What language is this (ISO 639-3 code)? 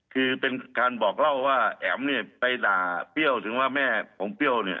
tha